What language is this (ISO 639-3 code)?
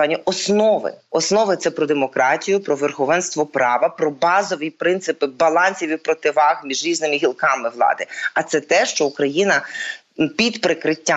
ukr